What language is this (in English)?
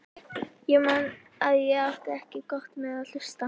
Icelandic